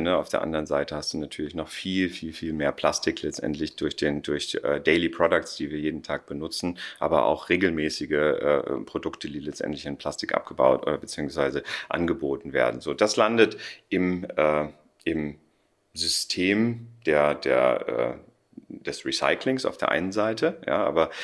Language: German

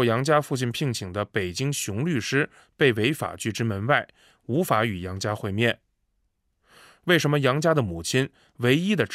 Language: Chinese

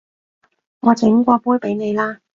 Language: Cantonese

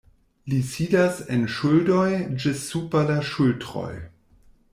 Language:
Esperanto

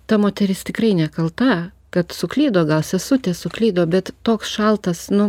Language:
Lithuanian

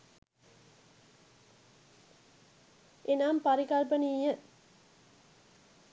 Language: Sinhala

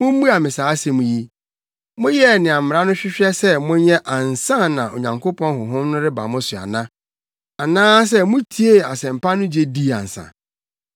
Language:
Akan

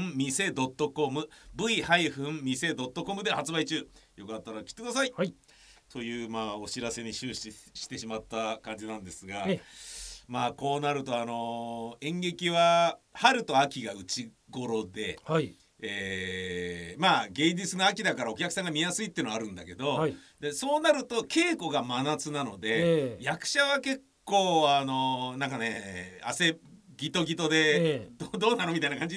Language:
Japanese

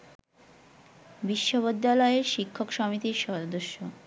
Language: Bangla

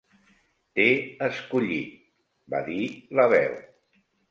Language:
Catalan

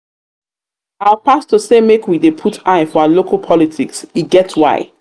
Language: Nigerian Pidgin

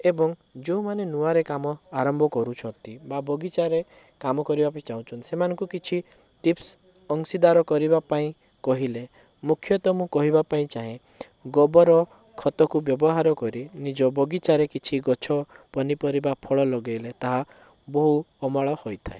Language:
Odia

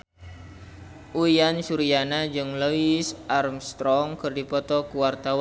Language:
Sundanese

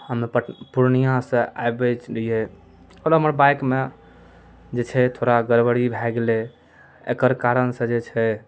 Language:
Maithili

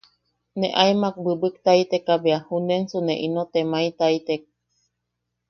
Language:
Yaqui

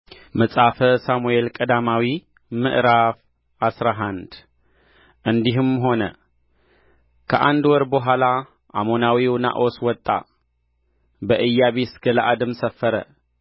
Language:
Amharic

